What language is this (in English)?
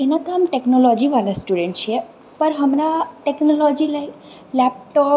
Maithili